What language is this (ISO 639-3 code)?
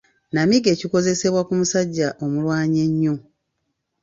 lug